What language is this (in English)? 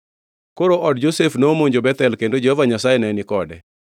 Luo (Kenya and Tanzania)